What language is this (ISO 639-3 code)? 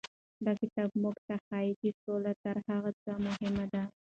pus